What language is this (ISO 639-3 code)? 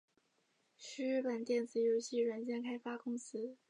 zho